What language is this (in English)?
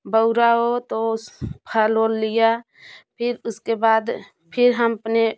Hindi